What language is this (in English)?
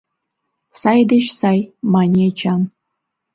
Mari